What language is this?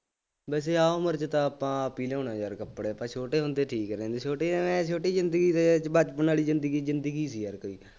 Punjabi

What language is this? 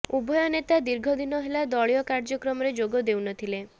Odia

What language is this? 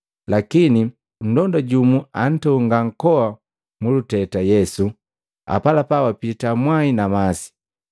Matengo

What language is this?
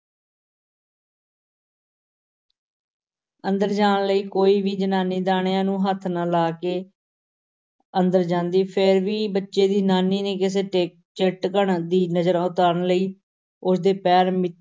Punjabi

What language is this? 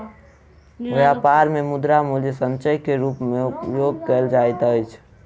Maithili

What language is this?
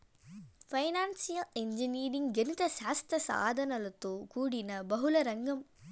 Telugu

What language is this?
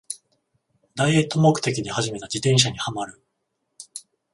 Japanese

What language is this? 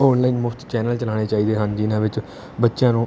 Punjabi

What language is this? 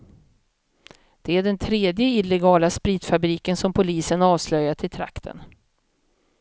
Swedish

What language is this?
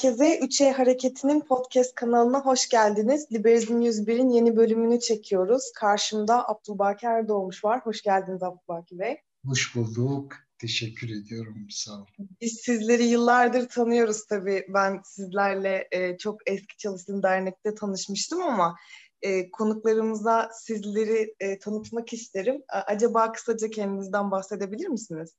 Turkish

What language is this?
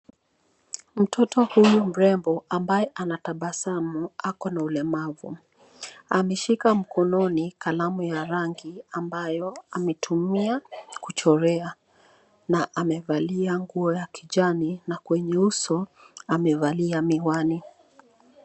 Swahili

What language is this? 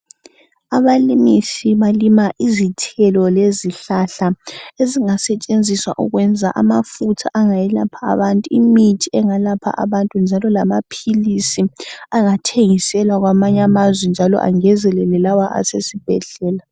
North Ndebele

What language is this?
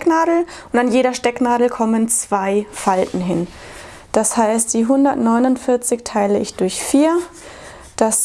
German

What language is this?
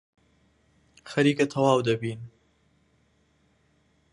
Central Kurdish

